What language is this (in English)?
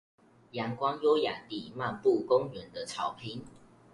Chinese